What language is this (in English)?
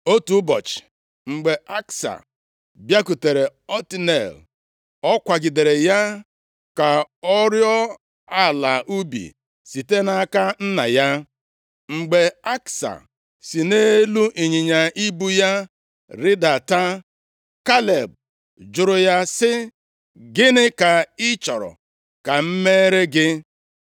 Igbo